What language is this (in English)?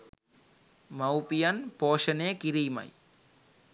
Sinhala